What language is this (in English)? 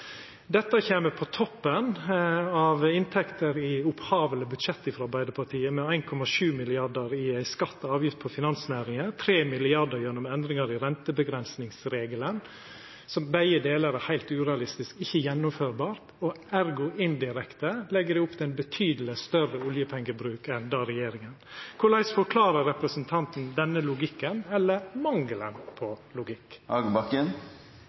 Norwegian Nynorsk